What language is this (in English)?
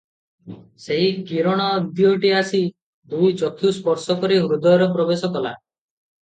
Odia